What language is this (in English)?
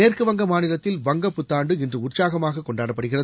Tamil